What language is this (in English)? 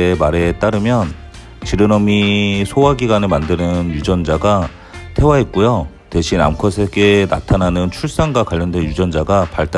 Korean